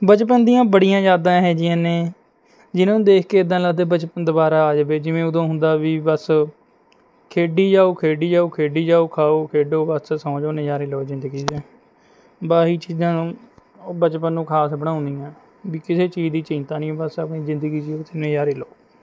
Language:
Punjabi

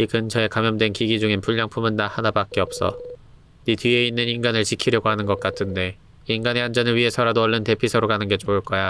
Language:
Korean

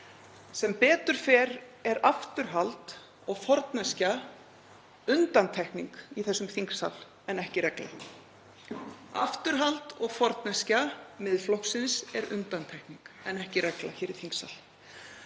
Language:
Icelandic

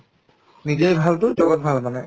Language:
Assamese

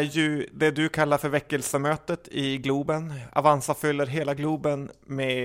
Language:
Swedish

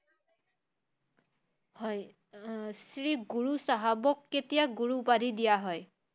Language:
Assamese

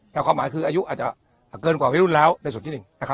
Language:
Thai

